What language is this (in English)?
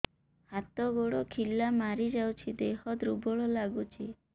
Odia